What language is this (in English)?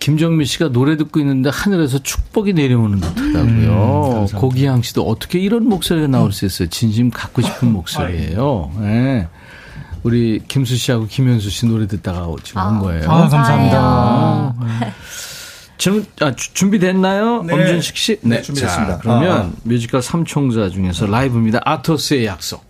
Korean